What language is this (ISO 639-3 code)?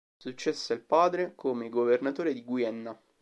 ita